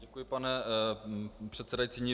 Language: Czech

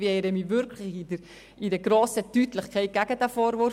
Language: Swiss German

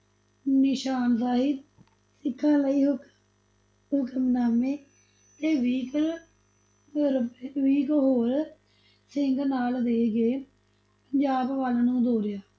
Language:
Punjabi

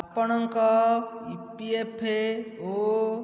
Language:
Odia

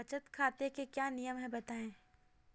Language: Hindi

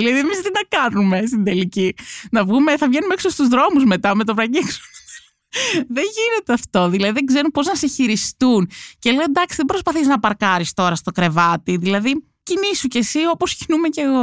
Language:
Greek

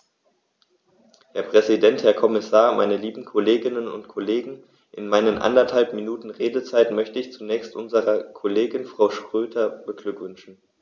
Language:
German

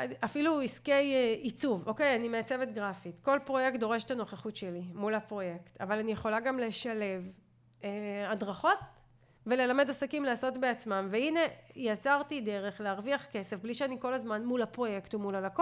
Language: Hebrew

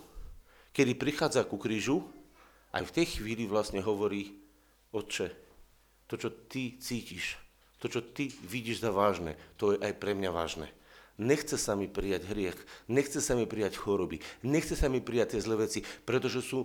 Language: Slovak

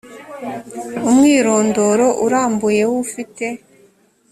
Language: Kinyarwanda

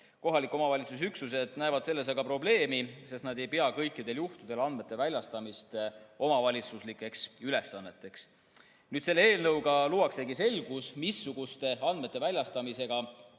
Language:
Estonian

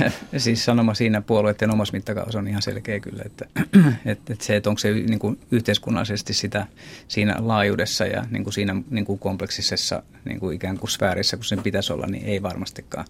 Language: Finnish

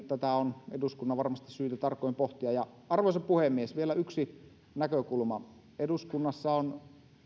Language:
Finnish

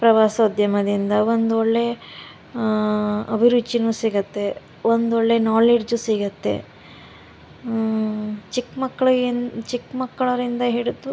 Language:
Kannada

